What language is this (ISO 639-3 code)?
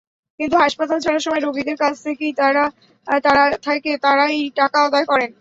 ben